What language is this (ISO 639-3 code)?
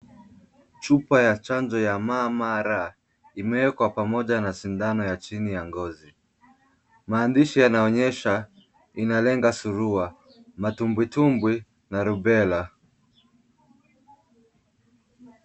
swa